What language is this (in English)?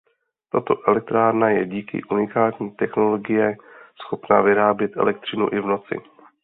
Czech